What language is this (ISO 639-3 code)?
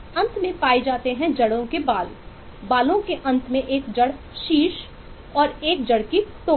hin